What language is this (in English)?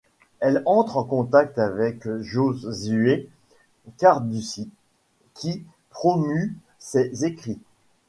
French